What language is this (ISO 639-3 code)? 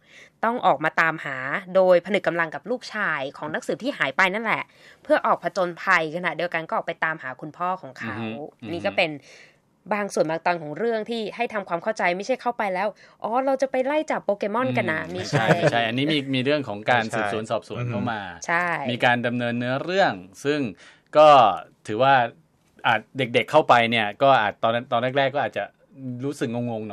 tha